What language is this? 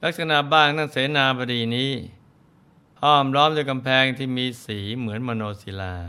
Thai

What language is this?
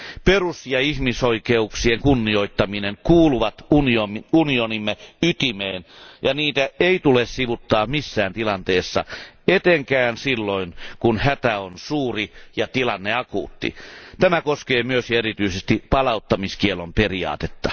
Finnish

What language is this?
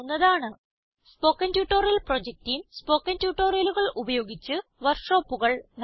Malayalam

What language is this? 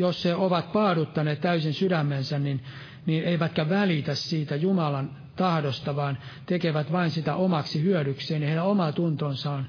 Finnish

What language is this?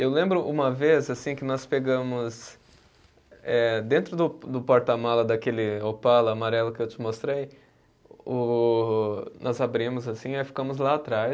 Portuguese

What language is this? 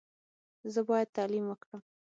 Pashto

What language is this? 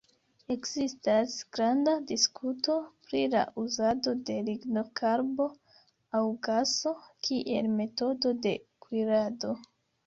Esperanto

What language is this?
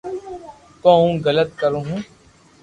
Loarki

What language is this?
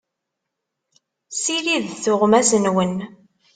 Kabyle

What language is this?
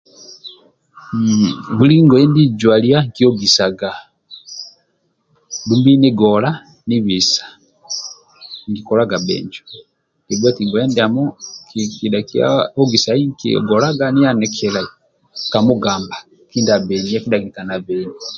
Amba (Uganda)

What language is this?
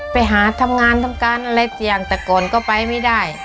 Thai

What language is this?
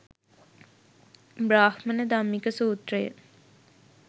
Sinhala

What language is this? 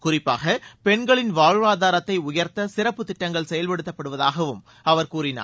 Tamil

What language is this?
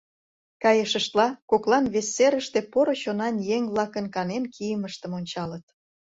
Mari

